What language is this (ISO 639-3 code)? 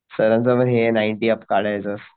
mar